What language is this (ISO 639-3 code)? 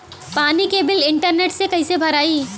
bho